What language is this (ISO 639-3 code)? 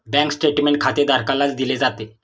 mar